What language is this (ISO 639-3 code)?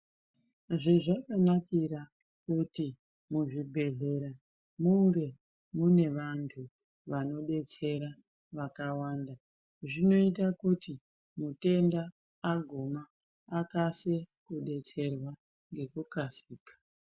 ndc